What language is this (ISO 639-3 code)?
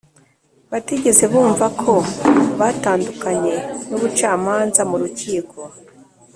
kin